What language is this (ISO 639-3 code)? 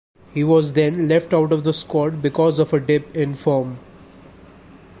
eng